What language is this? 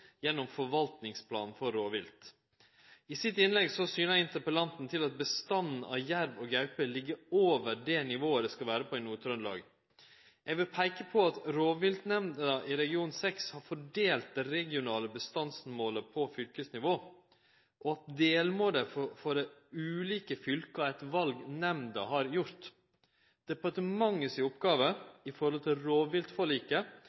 Norwegian Nynorsk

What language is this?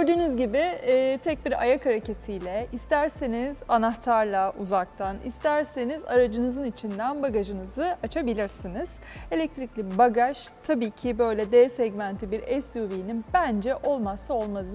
Turkish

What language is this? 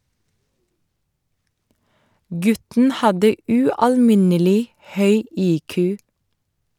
Norwegian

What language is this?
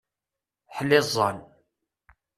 Kabyle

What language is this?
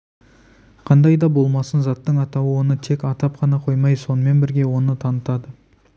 Kazakh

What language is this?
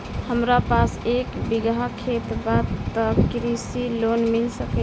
Bhojpuri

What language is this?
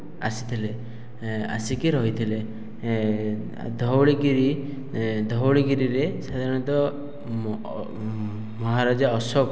Odia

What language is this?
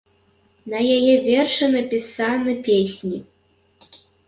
Belarusian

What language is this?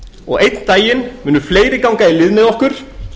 Icelandic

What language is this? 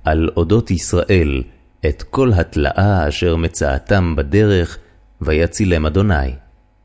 Hebrew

